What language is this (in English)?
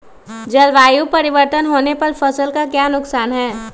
Magahi